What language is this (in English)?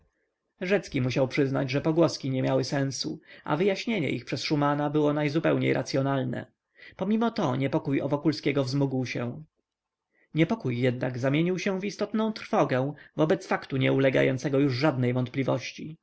Polish